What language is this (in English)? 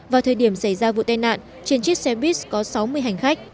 Vietnamese